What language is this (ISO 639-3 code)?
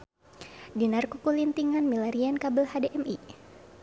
sun